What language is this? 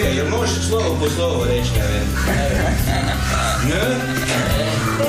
Croatian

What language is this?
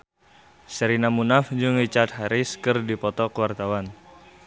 Sundanese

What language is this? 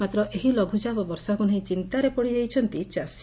Odia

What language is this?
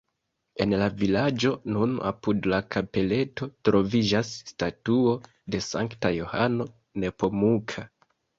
Esperanto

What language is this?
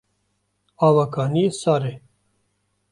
Kurdish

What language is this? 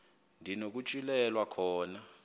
Xhosa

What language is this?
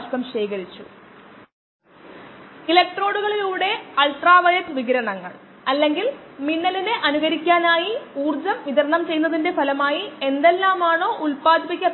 Malayalam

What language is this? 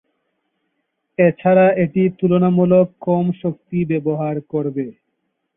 Bangla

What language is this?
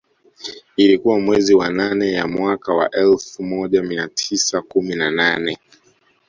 Swahili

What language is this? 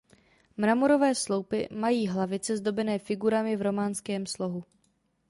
Czech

